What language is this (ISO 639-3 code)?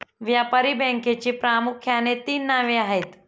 mar